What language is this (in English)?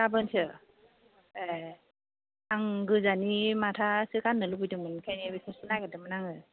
Bodo